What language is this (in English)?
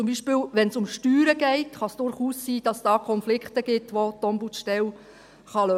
Swiss German